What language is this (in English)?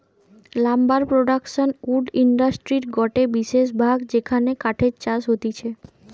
Bangla